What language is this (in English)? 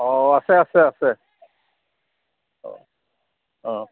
Assamese